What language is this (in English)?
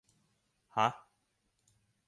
Thai